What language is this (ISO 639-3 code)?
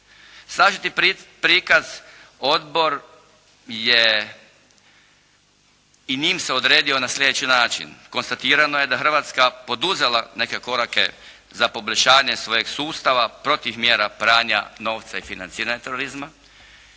hrv